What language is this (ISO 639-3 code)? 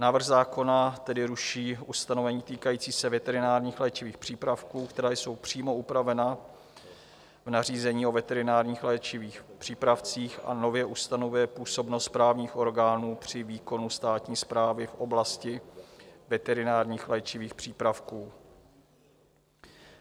ces